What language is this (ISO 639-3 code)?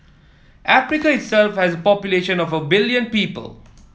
eng